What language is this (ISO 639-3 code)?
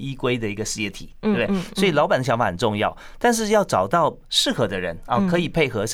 zho